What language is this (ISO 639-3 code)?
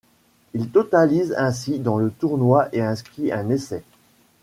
fra